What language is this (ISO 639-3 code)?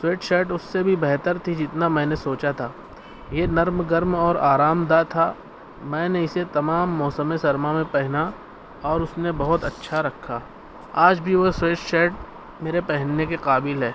urd